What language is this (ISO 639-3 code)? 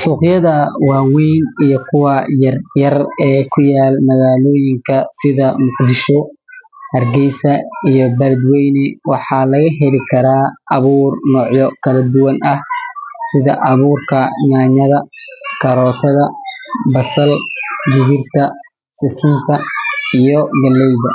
som